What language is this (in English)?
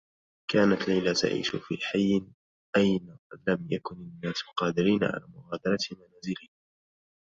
Arabic